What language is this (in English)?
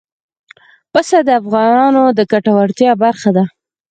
Pashto